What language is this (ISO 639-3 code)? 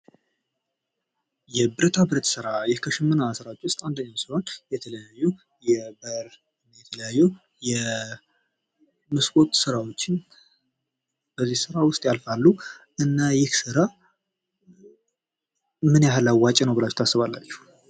amh